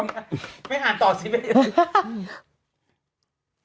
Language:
Thai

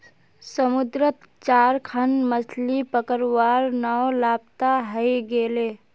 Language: Magahi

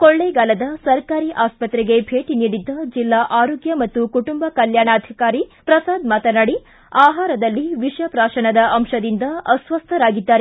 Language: Kannada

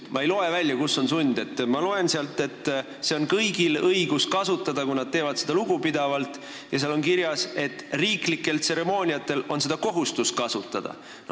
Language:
Estonian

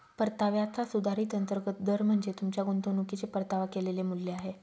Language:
Marathi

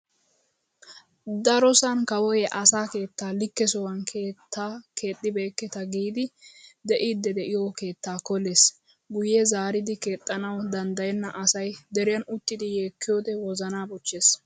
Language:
Wolaytta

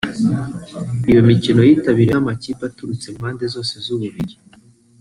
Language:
Kinyarwanda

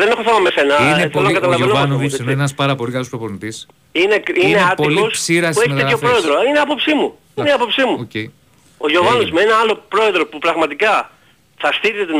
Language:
Greek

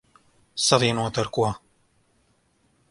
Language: Latvian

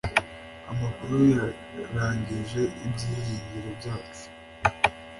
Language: Kinyarwanda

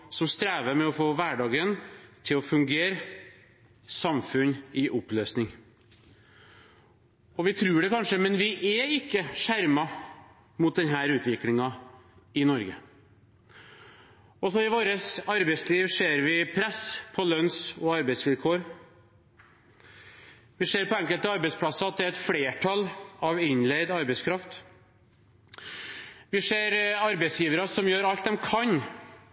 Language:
Norwegian Bokmål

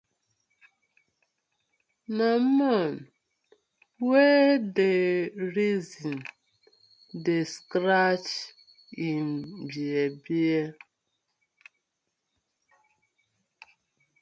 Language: Nigerian Pidgin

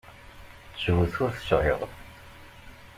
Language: Kabyle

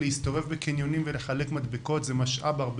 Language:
Hebrew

